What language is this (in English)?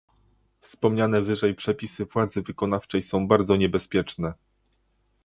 Polish